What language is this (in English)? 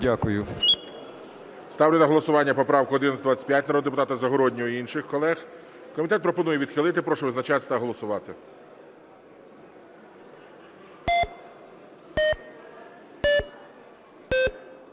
Ukrainian